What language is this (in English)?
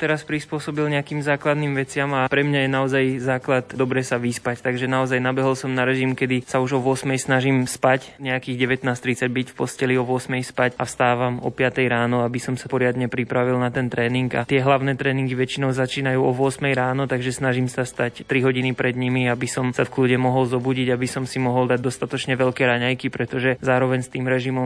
Slovak